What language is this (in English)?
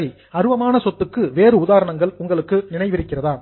Tamil